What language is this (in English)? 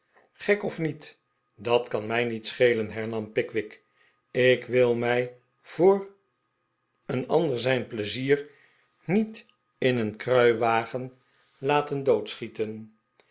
Dutch